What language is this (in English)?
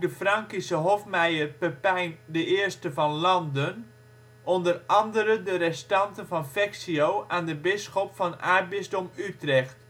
Dutch